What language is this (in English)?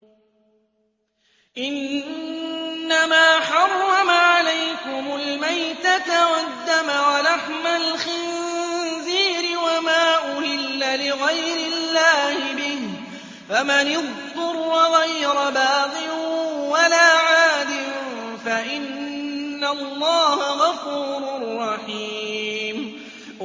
Arabic